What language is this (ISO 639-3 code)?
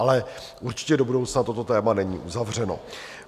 ces